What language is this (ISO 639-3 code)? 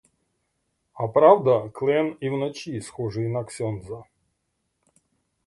ukr